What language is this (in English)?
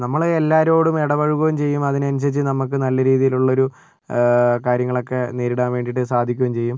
Malayalam